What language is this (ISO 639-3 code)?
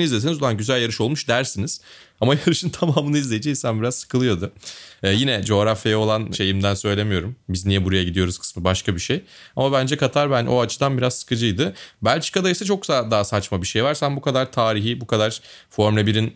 tur